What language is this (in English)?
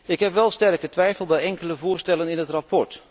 Dutch